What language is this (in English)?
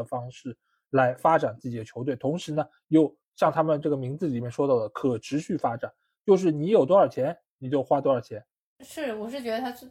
Chinese